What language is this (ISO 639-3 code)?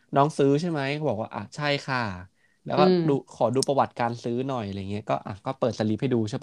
tha